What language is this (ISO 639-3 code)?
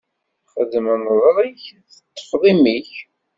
kab